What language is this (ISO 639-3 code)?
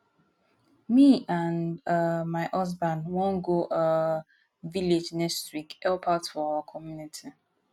pcm